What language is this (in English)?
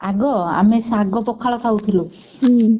Odia